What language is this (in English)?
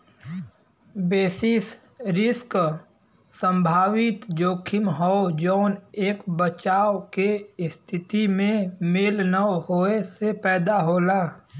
Bhojpuri